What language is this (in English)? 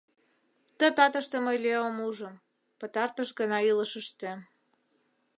Mari